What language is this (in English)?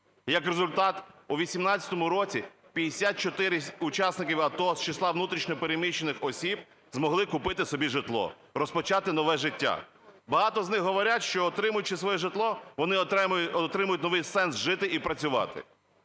Ukrainian